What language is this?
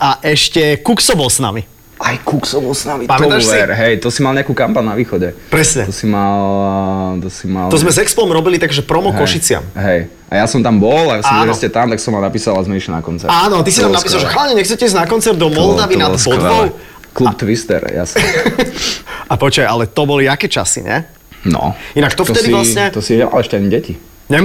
Slovak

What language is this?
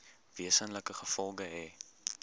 Afrikaans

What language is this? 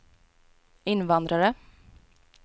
Swedish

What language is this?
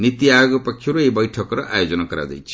Odia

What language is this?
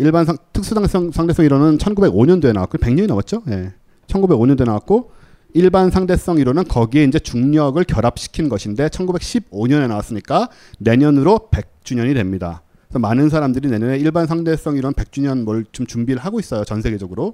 Korean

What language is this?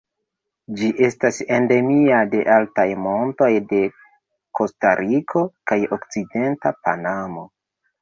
Esperanto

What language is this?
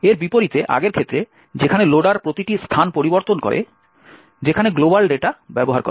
Bangla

